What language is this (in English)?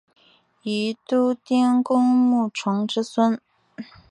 Chinese